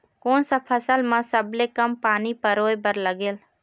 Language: Chhattisgarhi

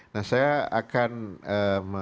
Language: Indonesian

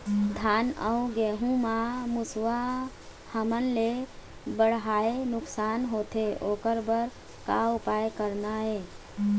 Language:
Chhattisgarhi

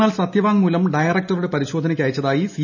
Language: Malayalam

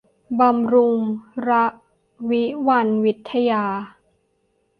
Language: Thai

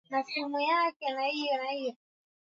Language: Swahili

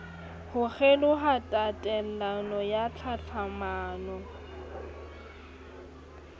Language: Southern Sotho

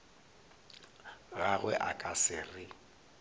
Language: Northern Sotho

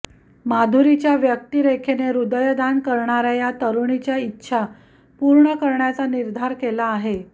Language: Marathi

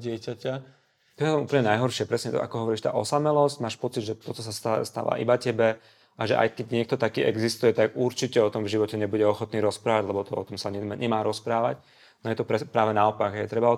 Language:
Slovak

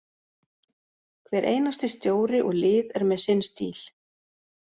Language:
Icelandic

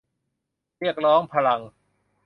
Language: Thai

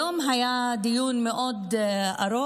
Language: Hebrew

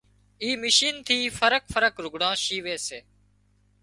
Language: Wadiyara Koli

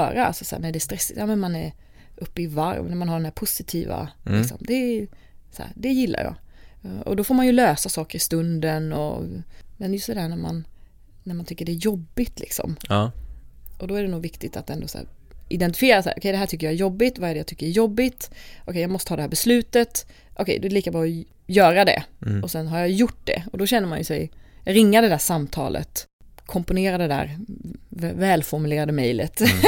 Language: Swedish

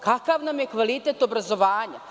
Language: Serbian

